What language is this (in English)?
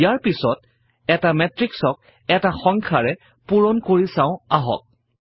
Assamese